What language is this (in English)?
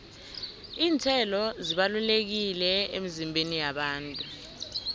South Ndebele